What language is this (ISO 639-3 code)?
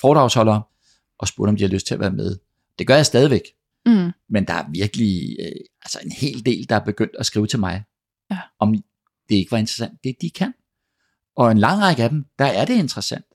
dan